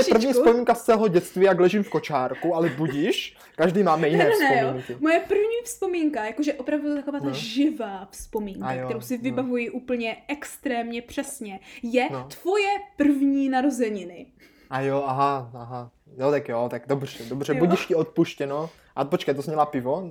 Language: Czech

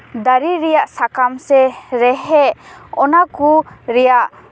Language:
Santali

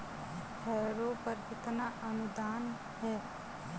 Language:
Hindi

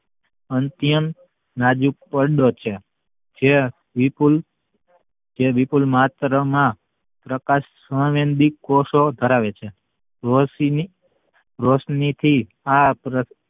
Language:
Gujarati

